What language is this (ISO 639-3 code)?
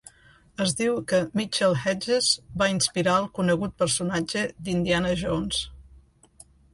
cat